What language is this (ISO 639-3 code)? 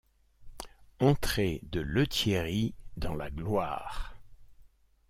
fra